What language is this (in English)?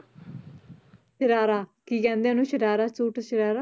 Punjabi